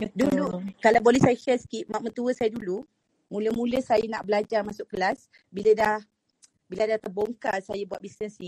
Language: Malay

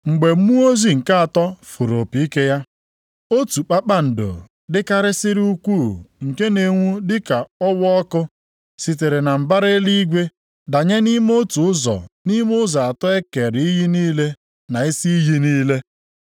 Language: Igbo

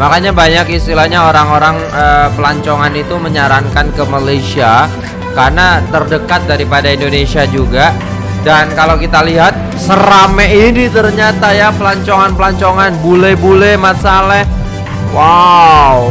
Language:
Indonesian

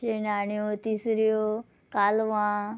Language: Konkani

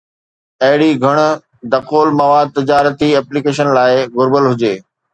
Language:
Sindhi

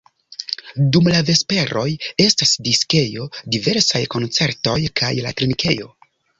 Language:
Esperanto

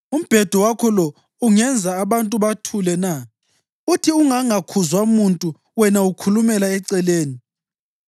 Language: North Ndebele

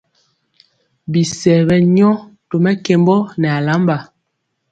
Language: Mpiemo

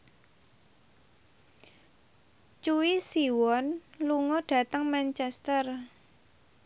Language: Javanese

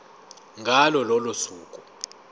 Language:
Zulu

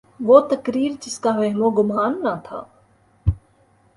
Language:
Urdu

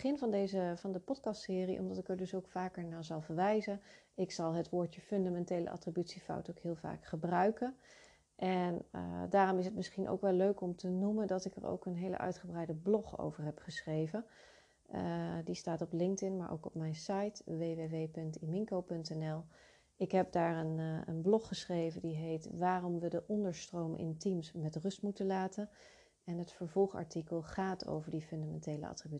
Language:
Dutch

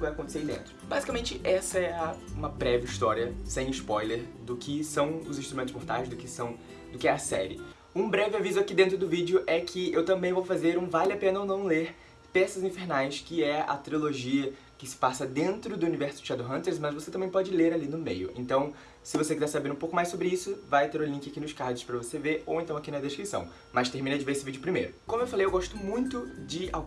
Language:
Portuguese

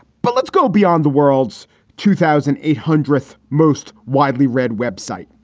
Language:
English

